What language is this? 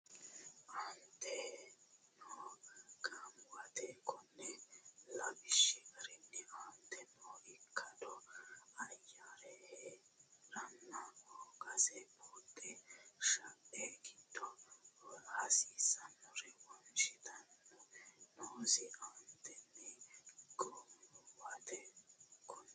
Sidamo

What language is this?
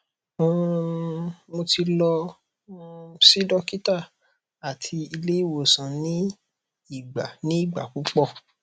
Yoruba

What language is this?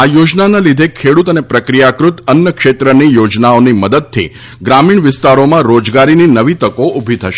Gujarati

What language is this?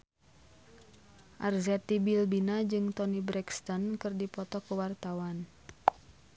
Sundanese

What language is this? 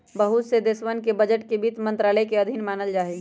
Magahi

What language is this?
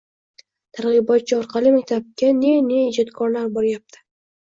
Uzbek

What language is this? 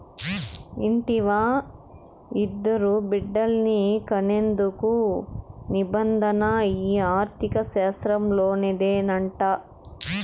Telugu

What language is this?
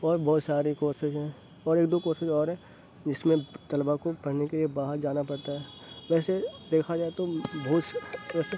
Urdu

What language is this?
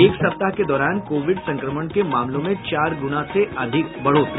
Hindi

